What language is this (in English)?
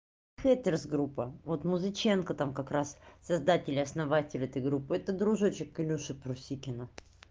Russian